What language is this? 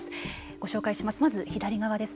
Japanese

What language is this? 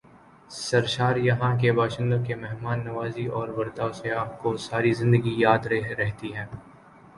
Urdu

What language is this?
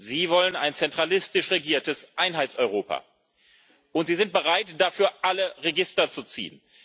German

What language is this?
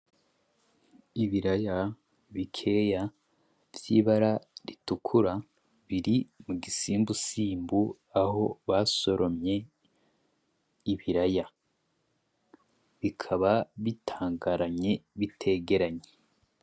Rundi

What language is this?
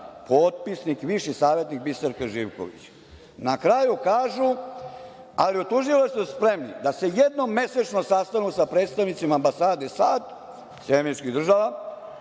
Serbian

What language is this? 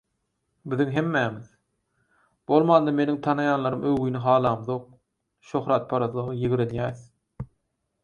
Turkmen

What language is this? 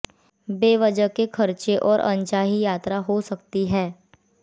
Hindi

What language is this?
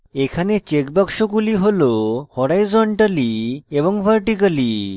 Bangla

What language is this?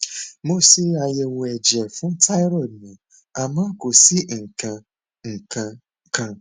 Yoruba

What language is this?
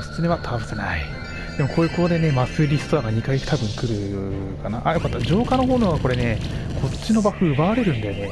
Japanese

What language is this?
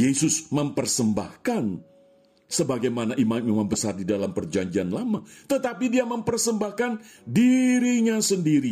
Indonesian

